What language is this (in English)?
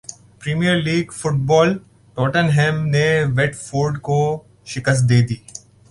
Urdu